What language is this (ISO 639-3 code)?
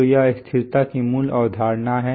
hin